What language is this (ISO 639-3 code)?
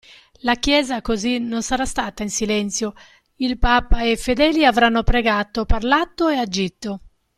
ita